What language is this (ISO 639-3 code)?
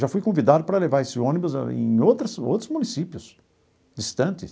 por